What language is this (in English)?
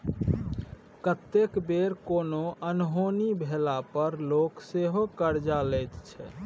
Maithili